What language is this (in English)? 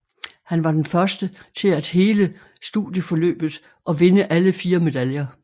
Danish